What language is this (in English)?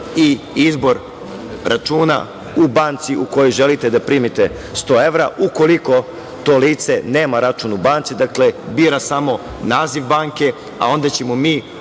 Serbian